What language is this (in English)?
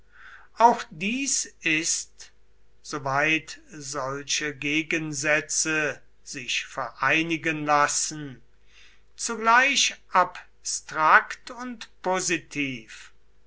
German